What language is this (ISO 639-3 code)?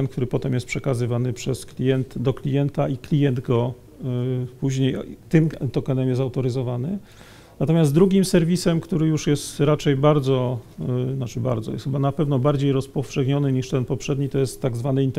pol